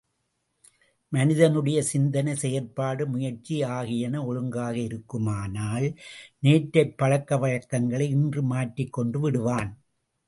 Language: Tamil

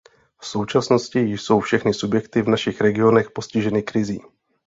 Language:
Czech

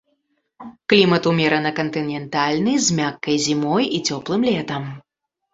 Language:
Belarusian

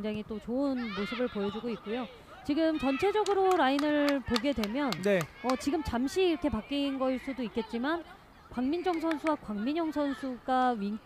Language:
Korean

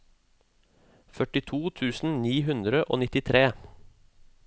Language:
Norwegian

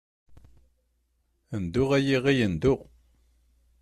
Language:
Kabyle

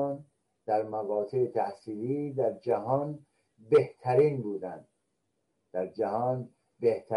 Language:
Persian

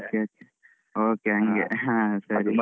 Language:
Kannada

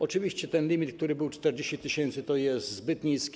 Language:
Polish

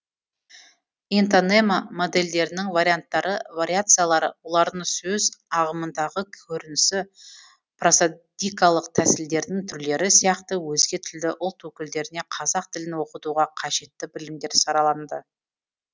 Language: Kazakh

